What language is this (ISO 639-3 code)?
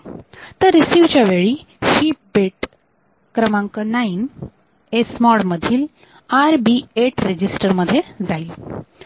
mar